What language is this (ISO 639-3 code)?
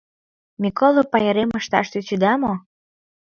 chm